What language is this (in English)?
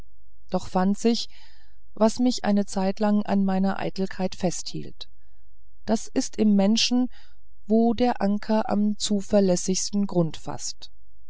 German